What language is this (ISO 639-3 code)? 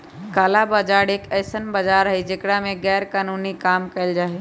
mag